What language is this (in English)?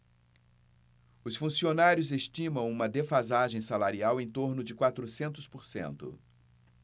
Portuguese